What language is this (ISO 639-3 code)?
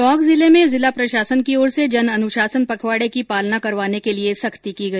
hin